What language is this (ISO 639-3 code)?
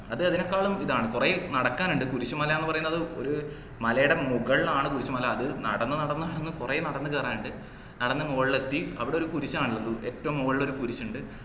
mal